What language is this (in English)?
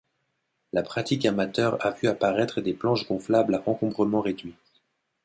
French